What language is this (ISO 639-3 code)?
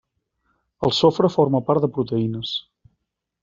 cat